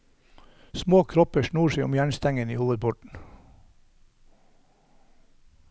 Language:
Norwegian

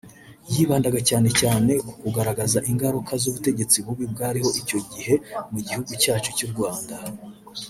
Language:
Kinyarwanda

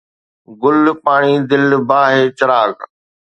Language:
Sindhi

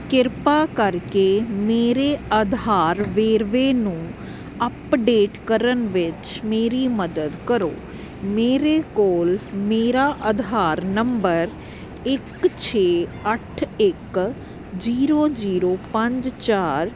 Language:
Punjabi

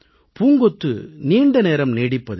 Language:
Tamil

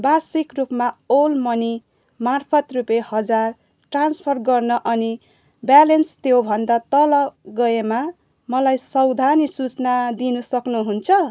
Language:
Nepali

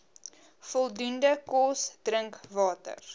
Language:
Afrikaans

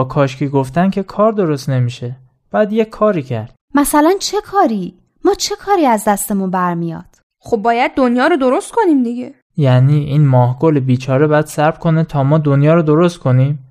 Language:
Persian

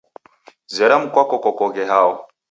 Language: Taita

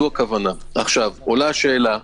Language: Hebrew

